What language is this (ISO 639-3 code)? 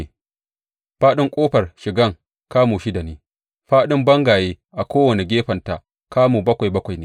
hau